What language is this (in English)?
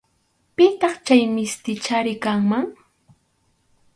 Arequipa-La Unión Quechua